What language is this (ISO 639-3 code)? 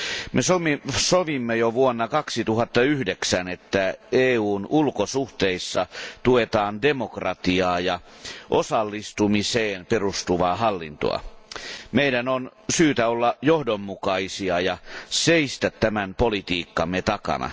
fin